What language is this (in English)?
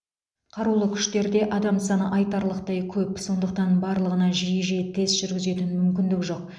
Kazakh